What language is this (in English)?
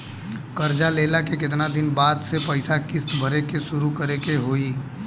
Bhojpuri